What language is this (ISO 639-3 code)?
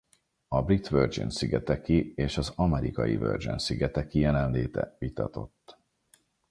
hun